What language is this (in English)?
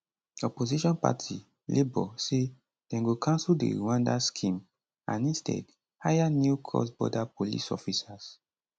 Nigerian Pidgin